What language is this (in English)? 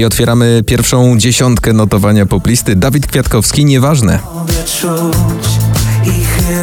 Polish